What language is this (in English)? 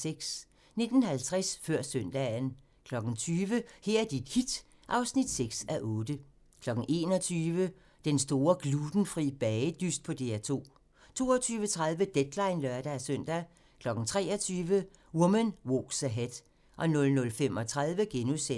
Danish